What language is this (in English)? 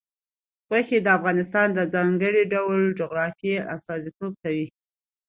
Pashto